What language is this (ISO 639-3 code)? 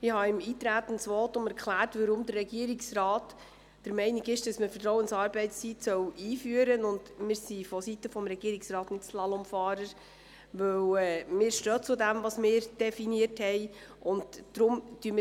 gsw